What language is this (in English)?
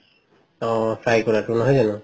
Assamese